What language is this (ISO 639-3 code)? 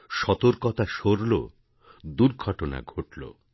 ben